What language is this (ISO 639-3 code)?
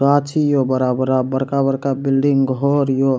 mai